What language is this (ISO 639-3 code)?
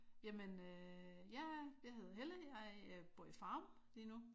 dan